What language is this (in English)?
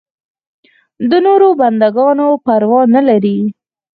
Pashto